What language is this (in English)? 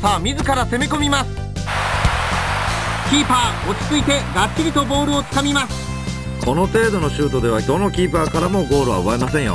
Japanese